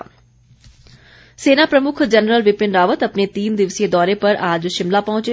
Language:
Hindi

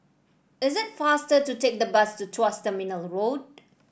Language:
English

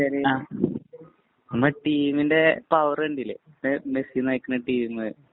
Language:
Malayalam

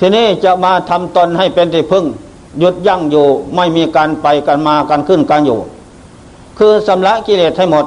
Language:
Thai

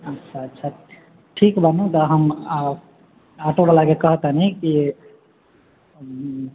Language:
Maithili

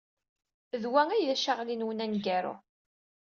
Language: Kabyle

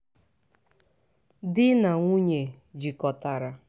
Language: Igbo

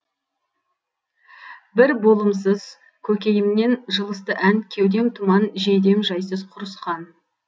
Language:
Kazakh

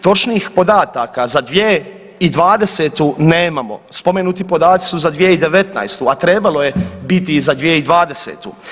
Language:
Croatian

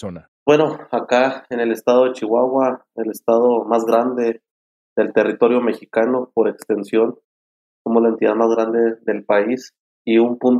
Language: Spanish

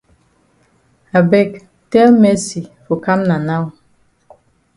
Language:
Cameroon Pidgin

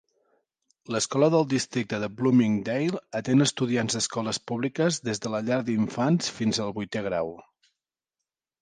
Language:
Catalan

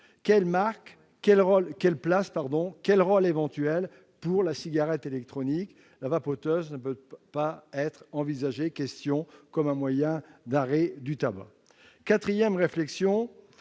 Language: French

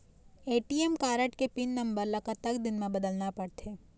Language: Chhattisgarhi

